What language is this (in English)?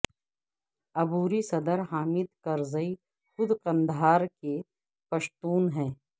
Urdu